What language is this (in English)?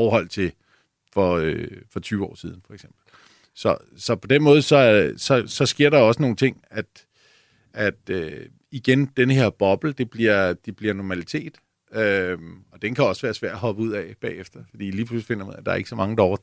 Danish